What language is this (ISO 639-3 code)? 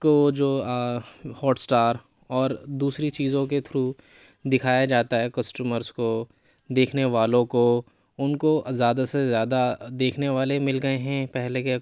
urd